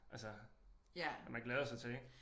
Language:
Danish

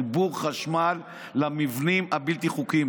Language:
Hebrew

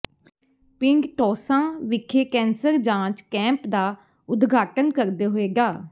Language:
Punjabi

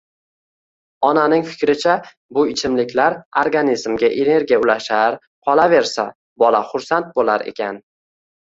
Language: Uzbek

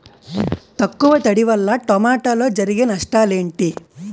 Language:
Telugu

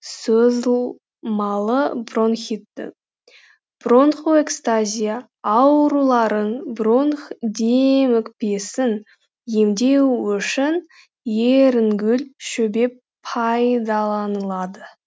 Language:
Kazakh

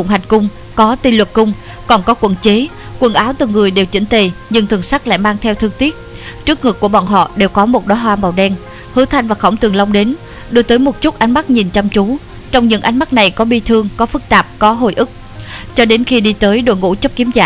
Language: Vietnamese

